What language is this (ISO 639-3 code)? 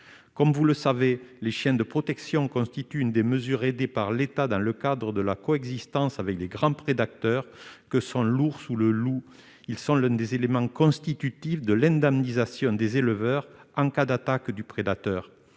fra